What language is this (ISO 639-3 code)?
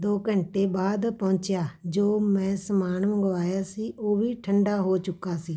pan